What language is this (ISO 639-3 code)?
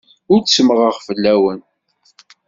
kab